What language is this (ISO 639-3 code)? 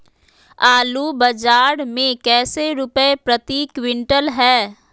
mag